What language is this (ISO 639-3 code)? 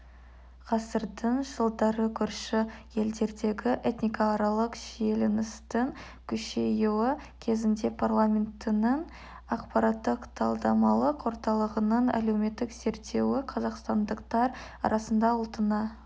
kaz